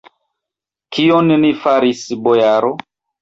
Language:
Esperanto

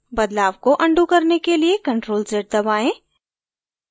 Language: Hindi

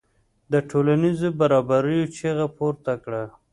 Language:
Pashto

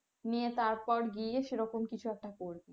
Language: Bangla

